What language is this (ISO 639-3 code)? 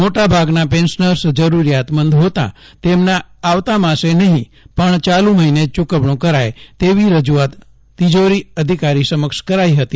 guj